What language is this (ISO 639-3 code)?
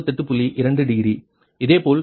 tam